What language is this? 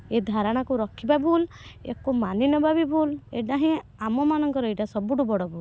Odia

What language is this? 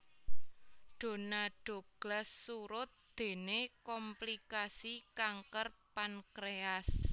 Javanese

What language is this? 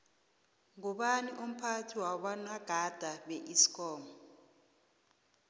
South Ndebele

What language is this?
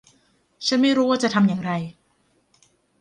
Thai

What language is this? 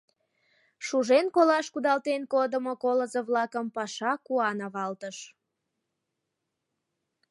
Mari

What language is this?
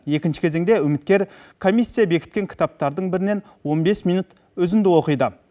Kazakh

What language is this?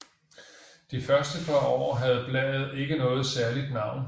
Danish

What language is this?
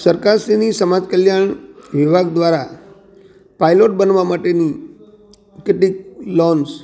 Gujarati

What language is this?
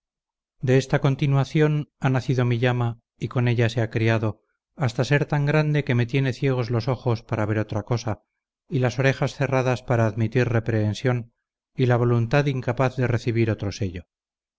Spanish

